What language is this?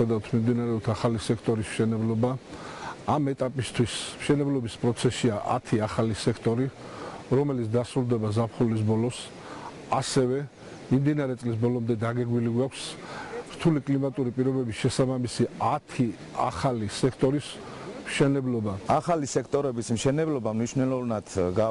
Turkish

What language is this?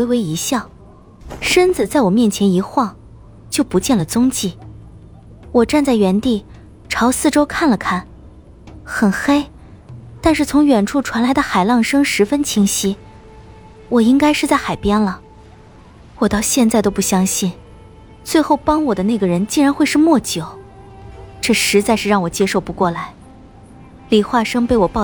Chinese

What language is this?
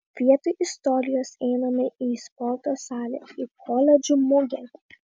Lithuanian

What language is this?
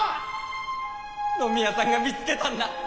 Japanese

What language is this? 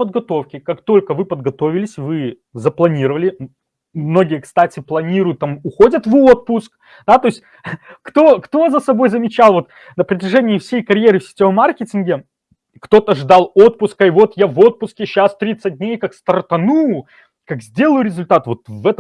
Russian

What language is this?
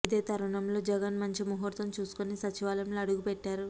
Telugu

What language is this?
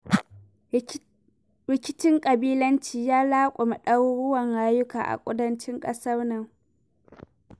Hausa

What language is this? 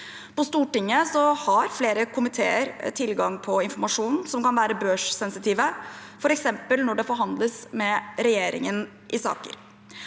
Norwegian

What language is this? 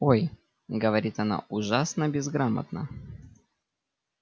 Russian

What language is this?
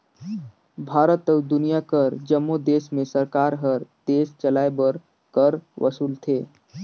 Chhattisgarhi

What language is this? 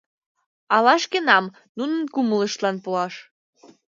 Mari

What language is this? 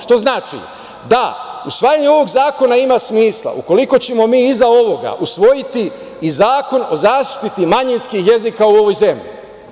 Serbian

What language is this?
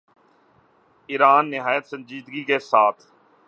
Urdu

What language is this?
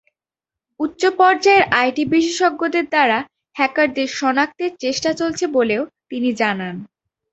Bangla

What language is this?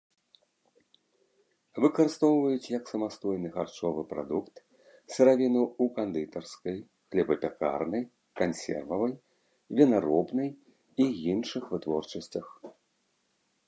Belarusian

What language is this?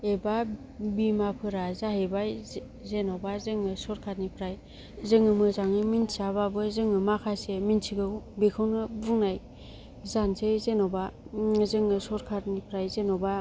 Bodo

